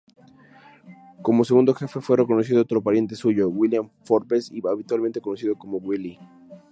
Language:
Spanish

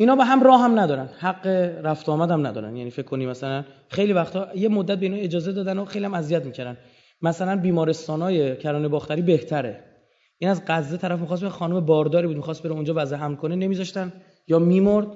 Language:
Persian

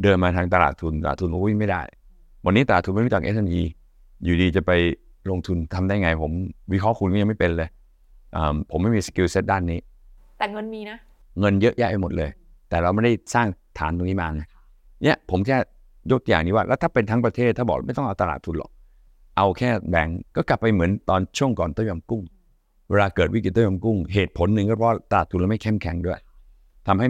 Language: Thai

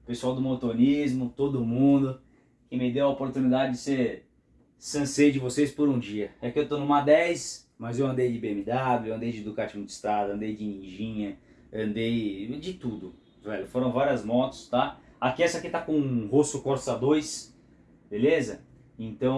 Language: Portuguese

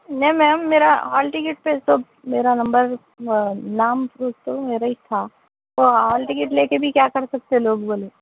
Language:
Urdu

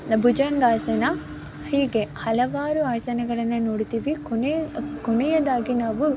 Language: Kannada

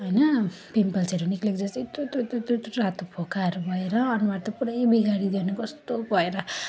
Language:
Nepali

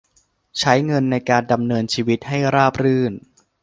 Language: Thai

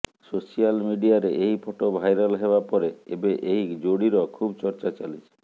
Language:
Odia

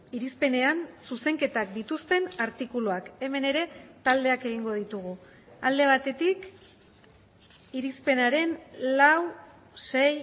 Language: Basque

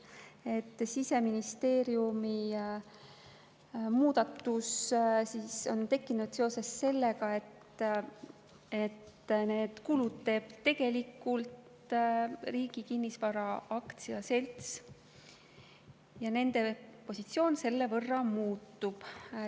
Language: Estonian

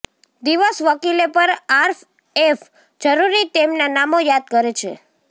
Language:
Gujarati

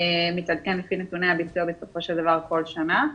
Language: Hebrew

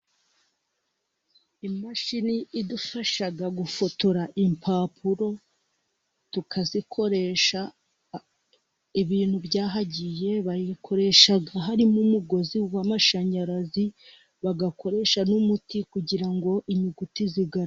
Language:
Kinyarwanda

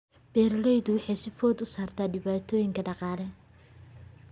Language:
Somali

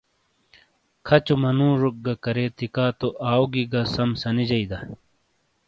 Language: Shina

